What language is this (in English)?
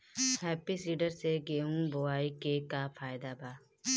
Bhojpuri